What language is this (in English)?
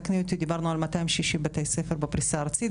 Hebrew